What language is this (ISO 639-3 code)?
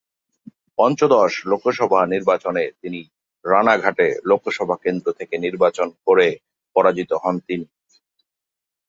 ben